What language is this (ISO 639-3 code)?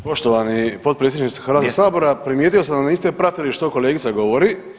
hrv